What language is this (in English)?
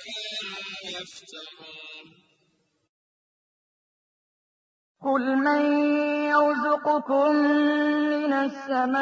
Arabic